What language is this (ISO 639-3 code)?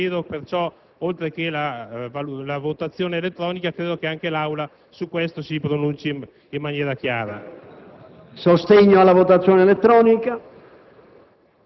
ita